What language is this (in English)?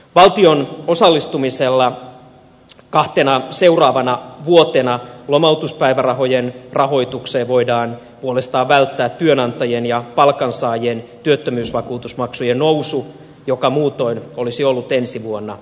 Finnish